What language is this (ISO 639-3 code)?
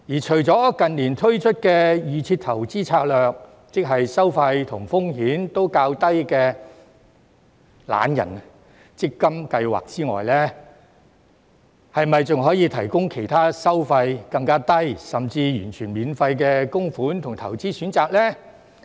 yue